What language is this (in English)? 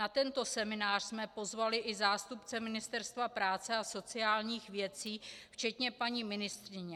Czech